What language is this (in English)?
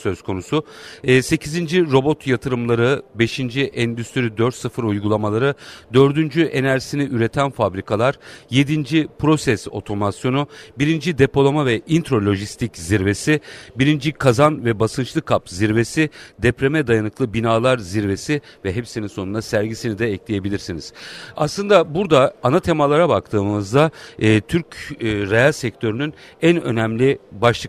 Turkish